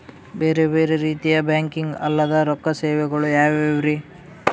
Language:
Kannada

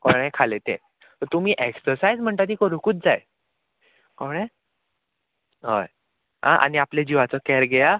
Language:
Konkani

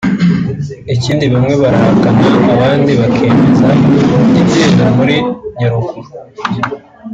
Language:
Kinyarwanda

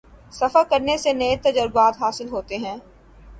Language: Urdu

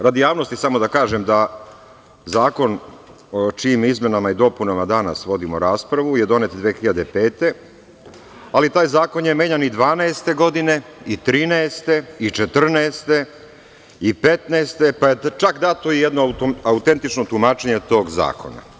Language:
Serbian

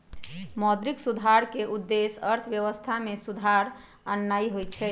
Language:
Magahi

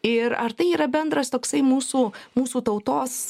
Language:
Lithuanian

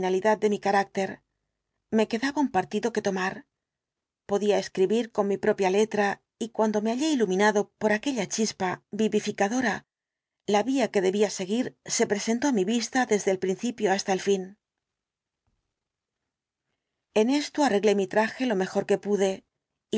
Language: Spanish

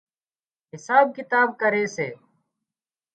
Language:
Wadiyara Koli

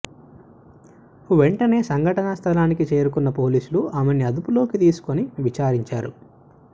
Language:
Telugu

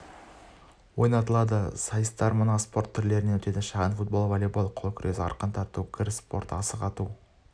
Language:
Kazakh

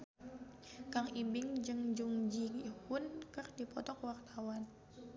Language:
Sundanese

